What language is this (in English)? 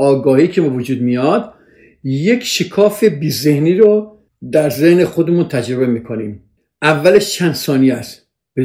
Persian